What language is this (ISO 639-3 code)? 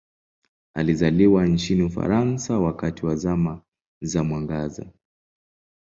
swa